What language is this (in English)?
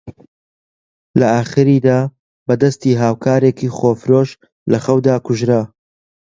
Central Kurdish